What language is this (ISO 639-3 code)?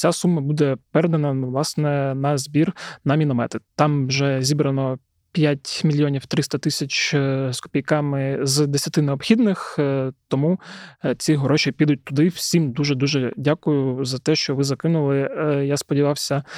ukr